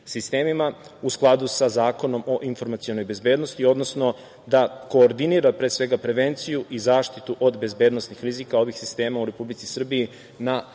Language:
Serbian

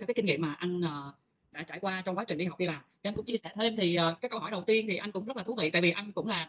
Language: Vietnamese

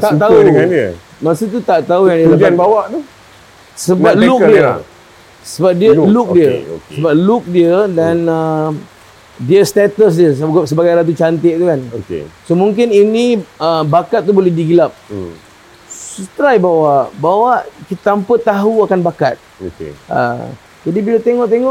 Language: Malay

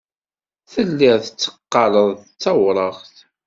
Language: Kabyle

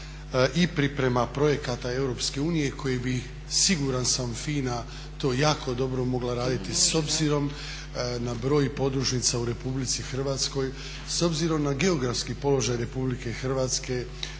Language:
Croatian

